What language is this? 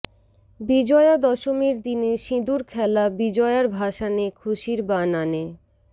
Bangla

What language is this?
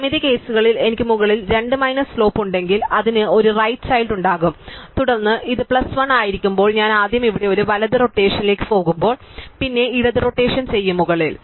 Malayalam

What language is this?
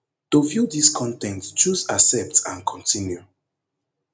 Nigerian Pidgin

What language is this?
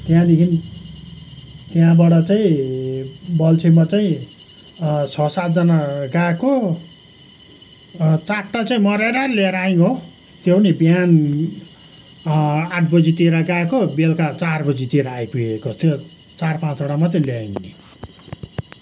Nepali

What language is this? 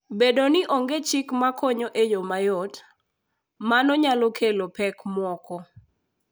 Luo (Kenya and Tanzania)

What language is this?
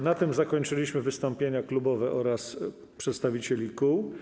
Polish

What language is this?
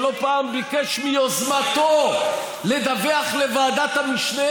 Hebrew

